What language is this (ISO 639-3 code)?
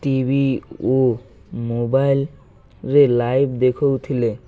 ori